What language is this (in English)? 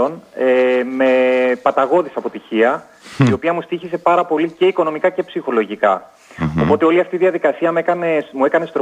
Greek